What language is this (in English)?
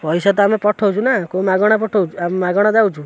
Odia